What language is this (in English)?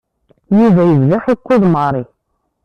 Kabyle